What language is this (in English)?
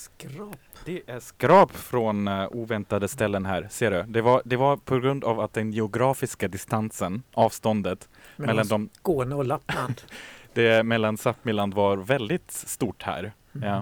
Swedish